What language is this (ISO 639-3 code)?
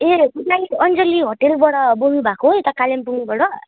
nep